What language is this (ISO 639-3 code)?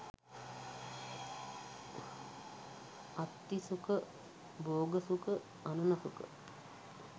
sin